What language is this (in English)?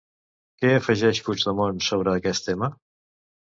Catalan